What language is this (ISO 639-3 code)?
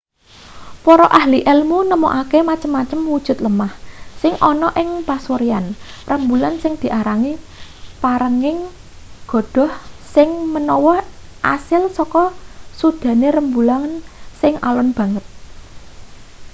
jav